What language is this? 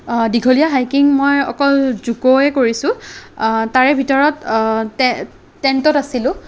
Assamese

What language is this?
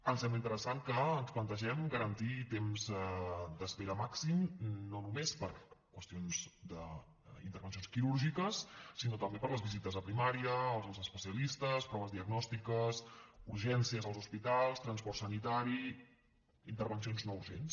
Catalan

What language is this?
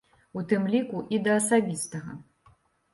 Belarusian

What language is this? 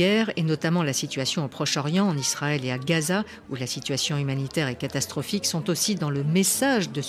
French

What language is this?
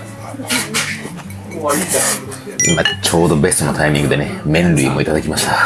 Japanese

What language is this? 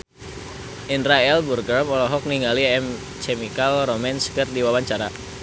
Sundanese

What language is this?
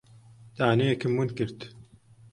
Central Kurdish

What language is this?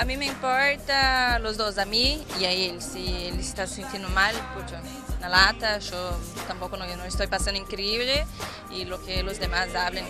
Spanish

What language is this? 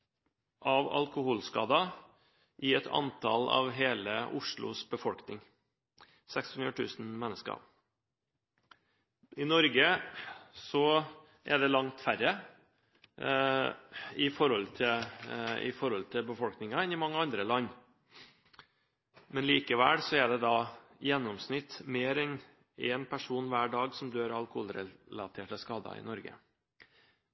Norwegian Bokmål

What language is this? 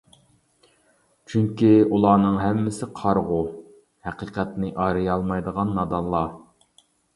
Uyghur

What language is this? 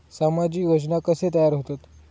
Marathi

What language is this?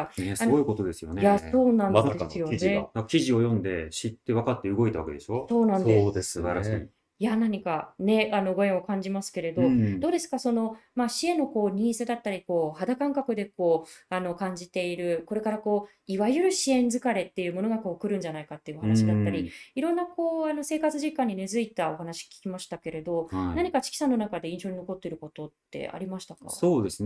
Japanese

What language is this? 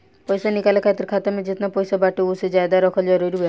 Bhojpuri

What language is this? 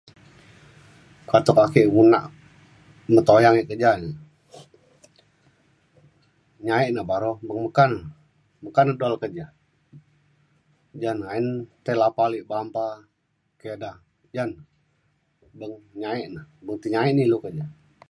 Mainstream Kenyah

